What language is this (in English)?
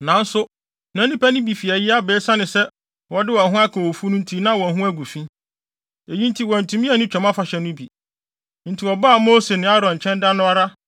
Akan